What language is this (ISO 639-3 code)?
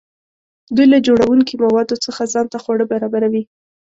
pus